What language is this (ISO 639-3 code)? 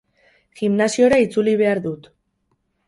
eus